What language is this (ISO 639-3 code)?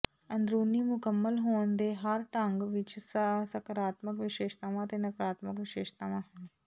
pan